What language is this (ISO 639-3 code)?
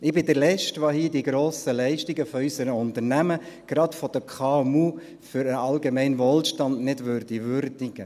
gsw